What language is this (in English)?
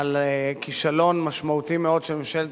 Hebrew